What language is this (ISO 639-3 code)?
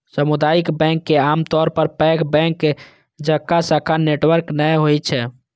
mai